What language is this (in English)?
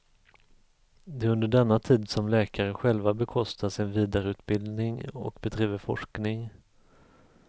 Swedish